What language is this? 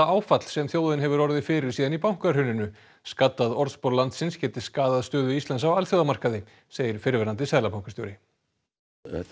Icelandic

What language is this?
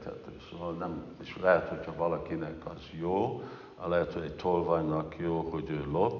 Hungarian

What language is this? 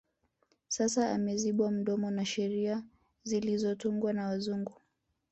Swahili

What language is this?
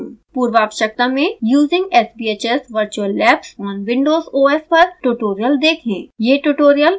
Hindi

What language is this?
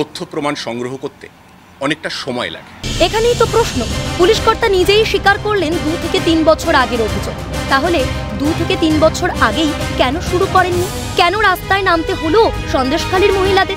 Romanian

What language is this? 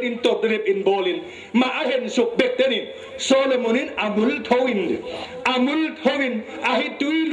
Thai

